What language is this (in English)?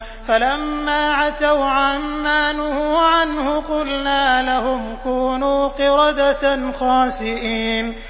Arabic